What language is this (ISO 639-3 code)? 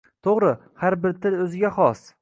uzb